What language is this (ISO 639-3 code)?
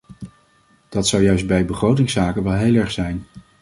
nld